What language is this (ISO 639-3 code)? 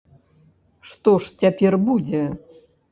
bel